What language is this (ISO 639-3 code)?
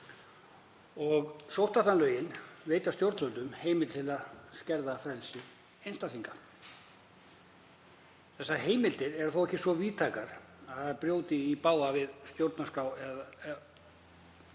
isl